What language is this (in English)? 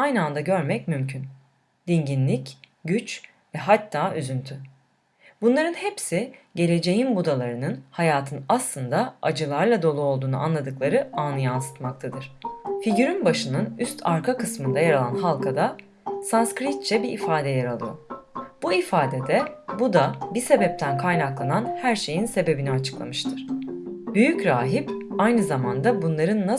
Turkish